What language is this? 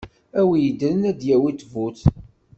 Kabyle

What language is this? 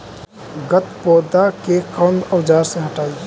Magahi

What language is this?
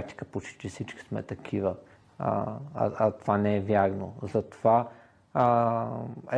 Bulgarian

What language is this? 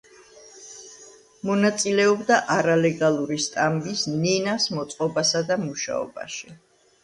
Georgian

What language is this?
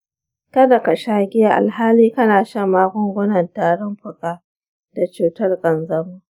Hausa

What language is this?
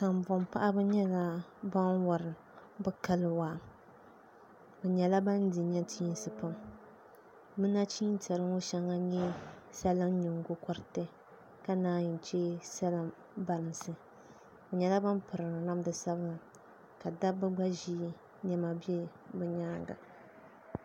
Dagbani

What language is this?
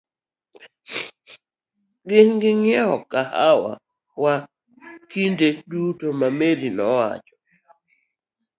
Luo (Kenya and Tanzania)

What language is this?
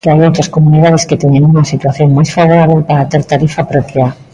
Galician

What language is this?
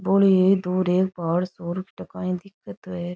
Rajasthani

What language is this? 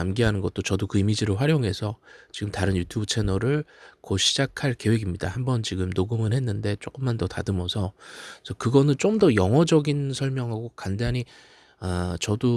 Korean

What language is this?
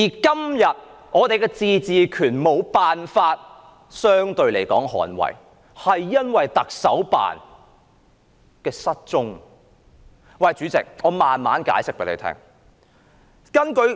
Cantonese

